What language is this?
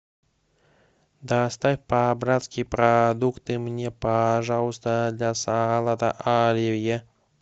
Russian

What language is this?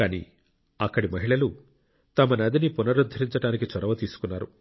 Telugu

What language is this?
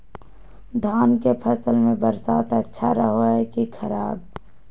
Magahi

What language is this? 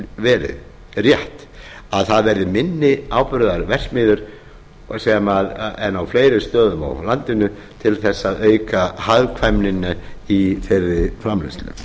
Icelandic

